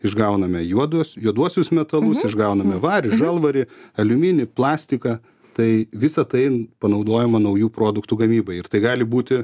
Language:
Lithuanian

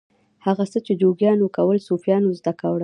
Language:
Pashto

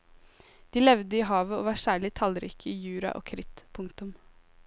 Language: Norwegian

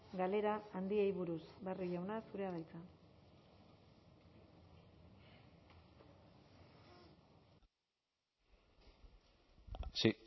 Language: Basque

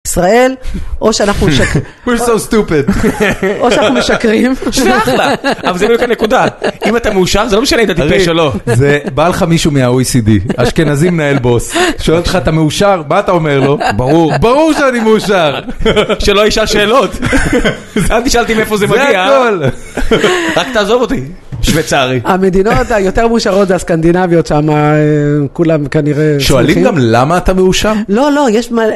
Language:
Hebrew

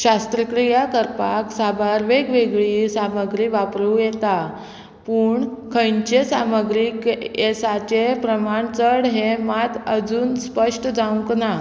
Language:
Konkani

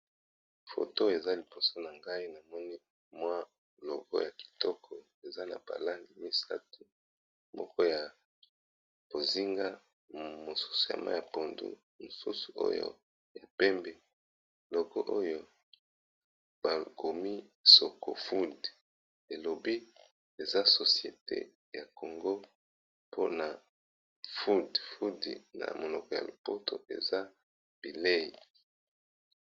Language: Lingala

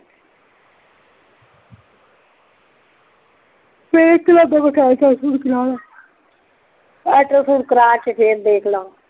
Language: Punjabi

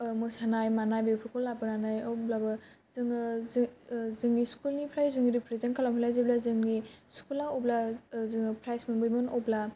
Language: Bodo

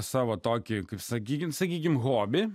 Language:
Lithuanian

